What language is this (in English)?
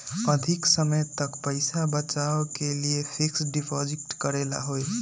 Magahi